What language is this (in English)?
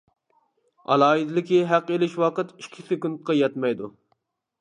Uyghur